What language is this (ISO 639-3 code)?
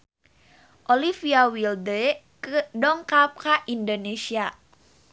sun